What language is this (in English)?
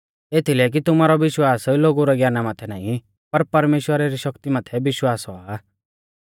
Mahasu Pahari